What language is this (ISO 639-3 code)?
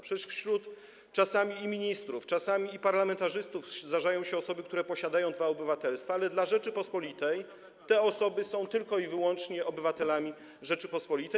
pol